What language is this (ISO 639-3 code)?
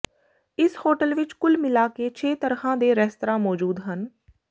pan